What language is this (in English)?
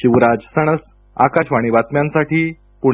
Marathi